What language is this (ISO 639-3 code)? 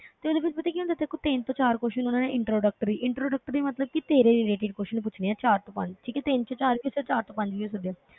pan